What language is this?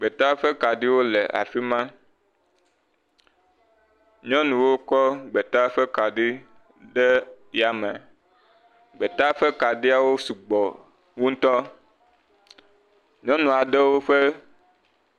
Ewe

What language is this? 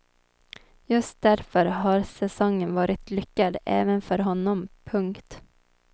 Swedish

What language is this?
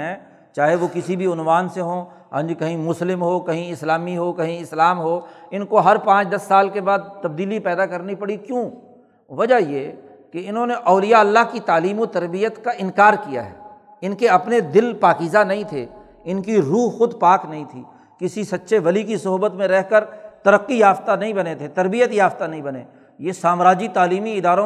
Urdu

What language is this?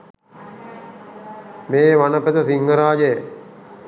Sinhala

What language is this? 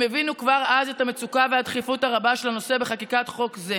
Hebrew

